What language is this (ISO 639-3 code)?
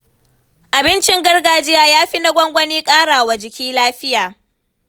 hau